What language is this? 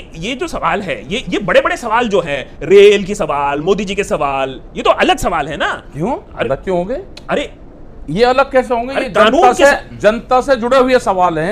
Hindi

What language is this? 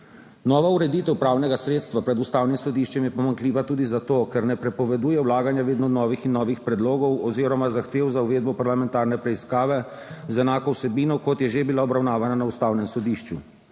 Slovenian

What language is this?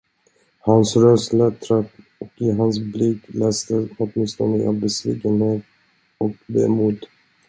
Swedish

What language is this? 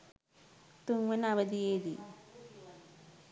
Sinhala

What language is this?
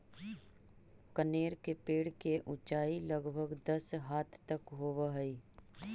Magahi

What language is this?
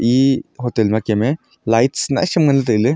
Wancho Naga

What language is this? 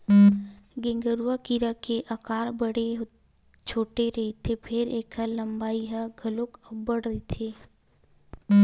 Chhattisgarhi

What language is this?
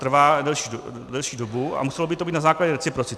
Czech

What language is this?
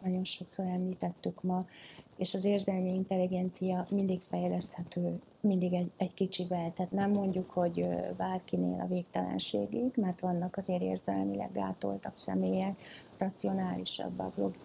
Hungarian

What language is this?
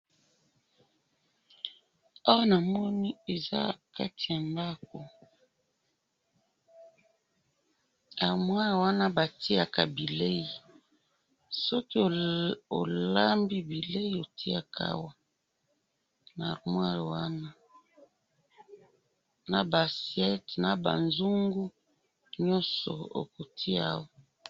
Lingala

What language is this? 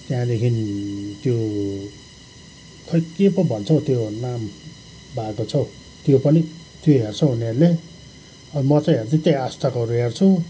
Nepali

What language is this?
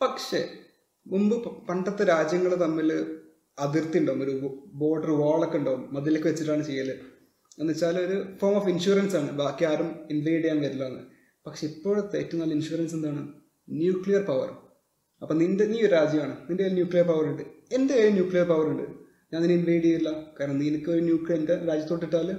Malayalam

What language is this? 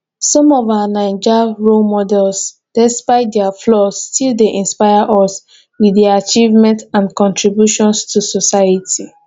Nigerian Pidgin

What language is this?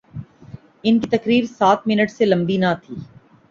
Urdu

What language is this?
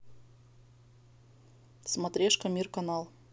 Russian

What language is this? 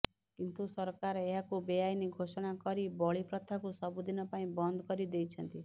Odia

